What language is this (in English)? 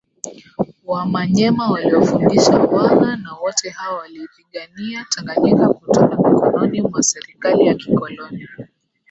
Swahili